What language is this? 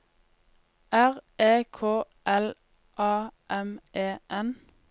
Norwegian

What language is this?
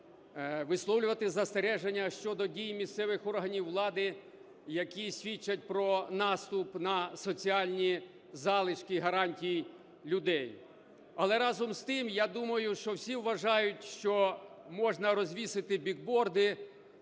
Ukrainian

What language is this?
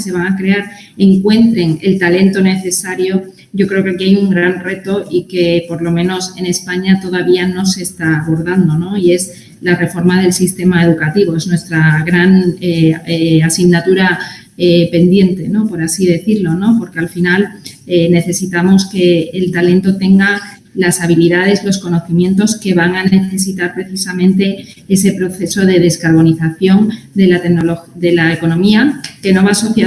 Spanish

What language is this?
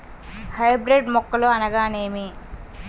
Telugu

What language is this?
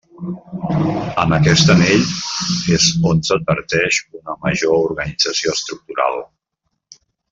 Catalan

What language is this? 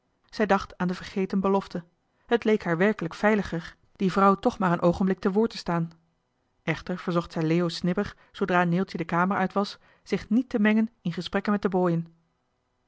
Dutch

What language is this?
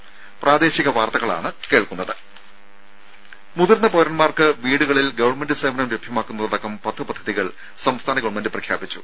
Malayalam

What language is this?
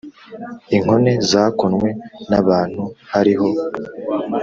Kinyarwanda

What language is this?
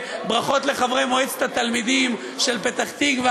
Hebrew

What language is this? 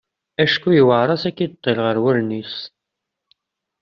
Kabyle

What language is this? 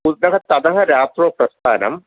Sanskrit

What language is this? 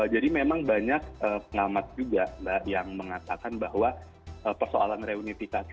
Indonesian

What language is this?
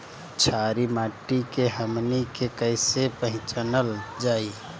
Bhojpuri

